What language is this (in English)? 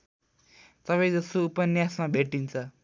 Nepali